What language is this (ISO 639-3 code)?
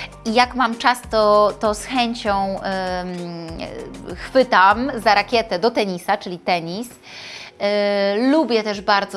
pol